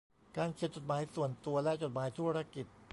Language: Thai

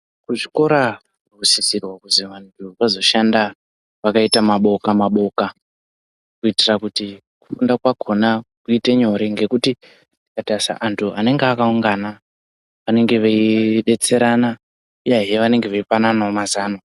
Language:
Ndau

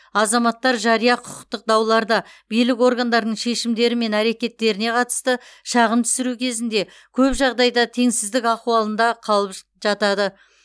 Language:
Kazakh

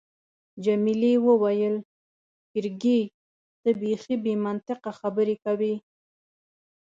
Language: Pashto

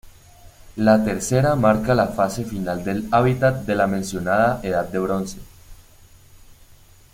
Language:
Spanish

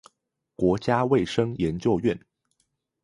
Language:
Chinese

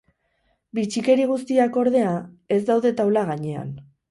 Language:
Basque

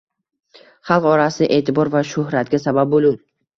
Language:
Uzbek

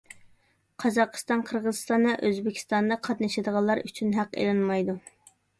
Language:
Uyghur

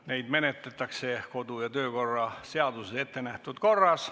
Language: Estonian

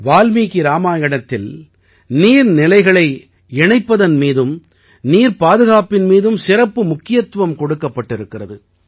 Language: Tamil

